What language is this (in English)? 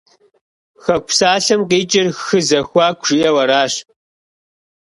Kabardian